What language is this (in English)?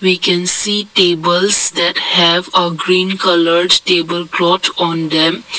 English